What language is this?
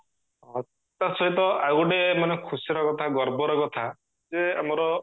Odia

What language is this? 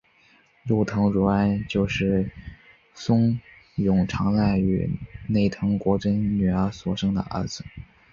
Chinese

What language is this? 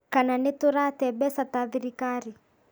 Kikuyu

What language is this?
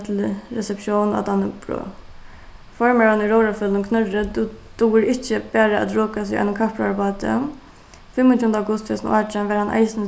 Faroese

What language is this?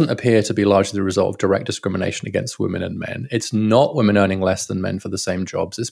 English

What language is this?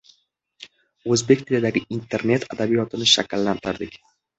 Uzbek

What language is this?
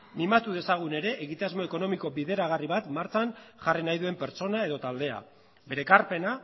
Basque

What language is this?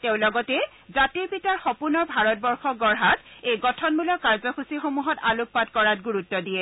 Assamese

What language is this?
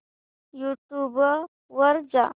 Marathi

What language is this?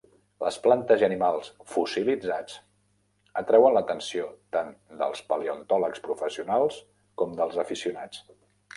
Catalan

